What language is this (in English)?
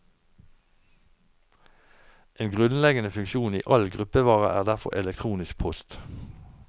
Norwegian